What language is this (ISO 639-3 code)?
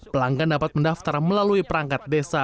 ind